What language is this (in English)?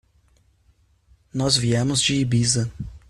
Portuguese